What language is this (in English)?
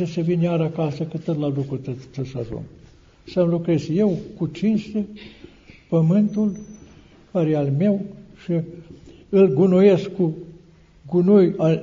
Romanian